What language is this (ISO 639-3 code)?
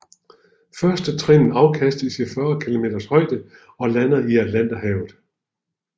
dan